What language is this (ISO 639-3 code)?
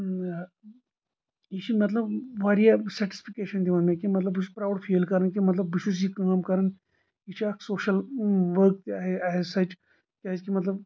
kas